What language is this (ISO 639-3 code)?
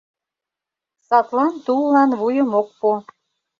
chm